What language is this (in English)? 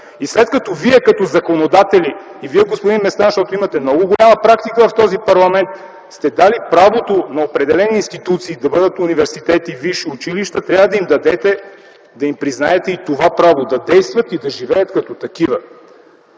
Bulgarian